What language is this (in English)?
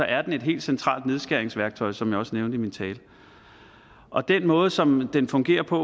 Danish